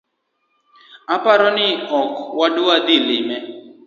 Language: Luo (Kenya and Tanzania)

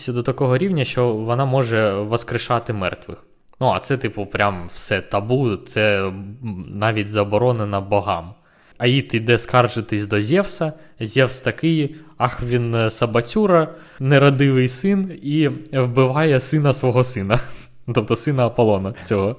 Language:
Ukrainian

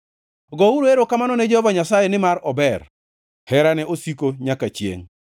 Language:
Luo (Kenya and Tanzania)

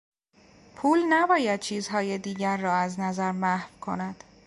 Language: Persian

